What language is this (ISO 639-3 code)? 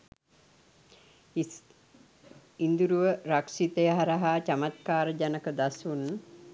sin